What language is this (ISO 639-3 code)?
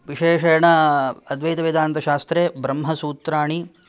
san